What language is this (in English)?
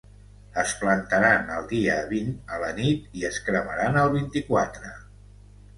Catalan